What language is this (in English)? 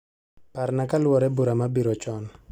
Luo (Kenya and Tanzania)